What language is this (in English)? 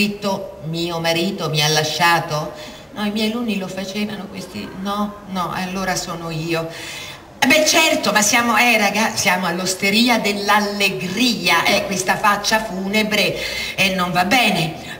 Italian